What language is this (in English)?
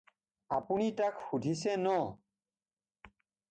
Assamese